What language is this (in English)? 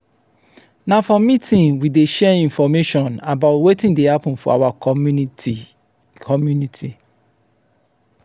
Nigerian Pidgin